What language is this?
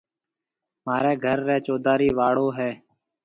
Marwari (Pakistan)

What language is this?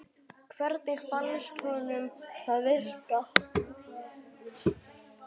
Icelandic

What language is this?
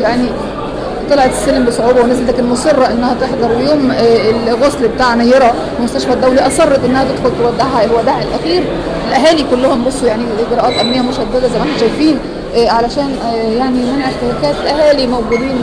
Arabic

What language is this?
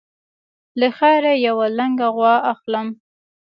Pashto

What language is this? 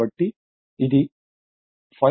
Telugu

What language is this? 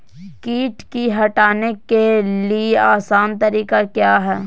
Magahi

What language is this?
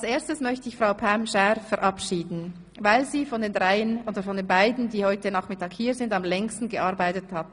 Swiss German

